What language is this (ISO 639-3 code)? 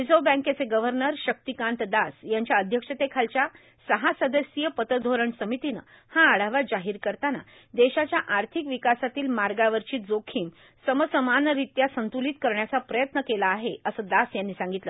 mar